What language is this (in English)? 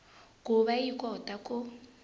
Tsonga